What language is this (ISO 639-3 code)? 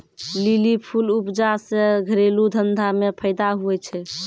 mai